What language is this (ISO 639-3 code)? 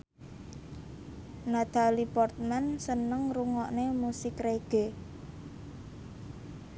jav